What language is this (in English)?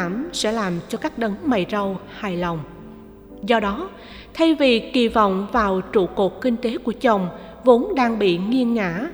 Vietnamese